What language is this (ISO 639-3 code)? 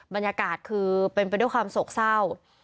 tha